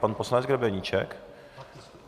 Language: Czech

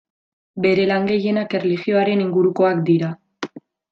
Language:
Basque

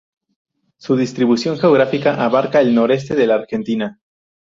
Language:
Spanish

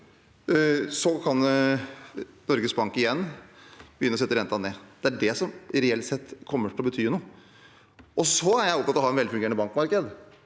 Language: Norwegian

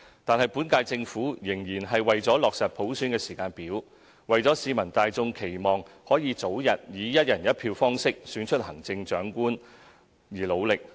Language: Cantonese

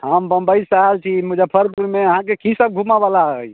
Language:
Maithili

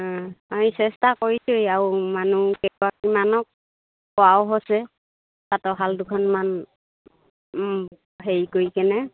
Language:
Assamese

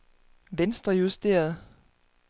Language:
Danish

